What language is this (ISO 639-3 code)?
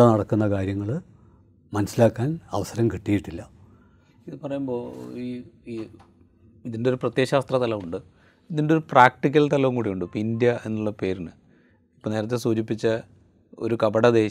mal